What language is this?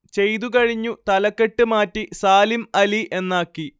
Malayalam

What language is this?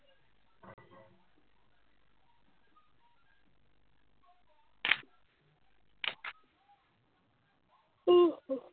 Assamese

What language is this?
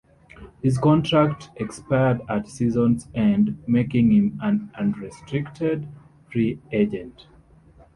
English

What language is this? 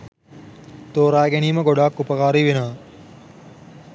Sinhala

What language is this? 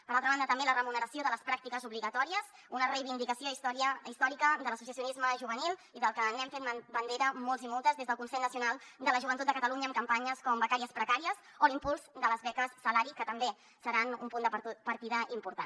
Catalan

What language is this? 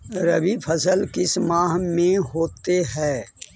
Magahi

